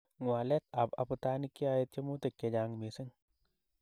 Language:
Kalenjin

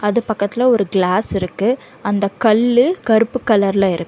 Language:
Tamil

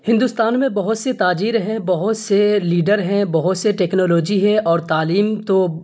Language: Urdu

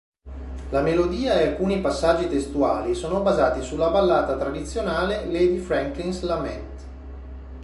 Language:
Italian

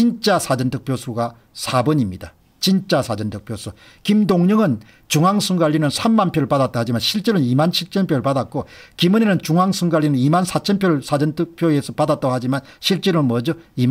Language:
Korean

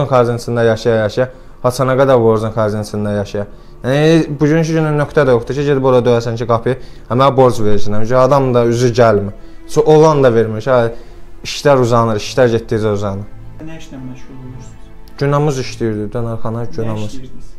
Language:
Turkish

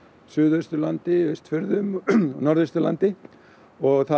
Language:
Icelandic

